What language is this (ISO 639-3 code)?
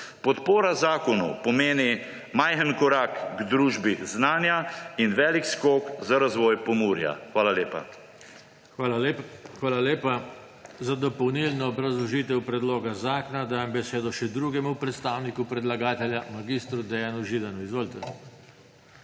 slv